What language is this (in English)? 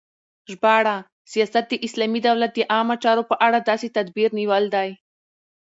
Pashto